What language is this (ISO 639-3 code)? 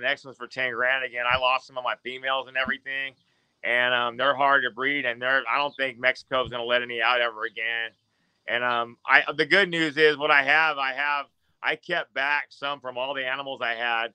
eng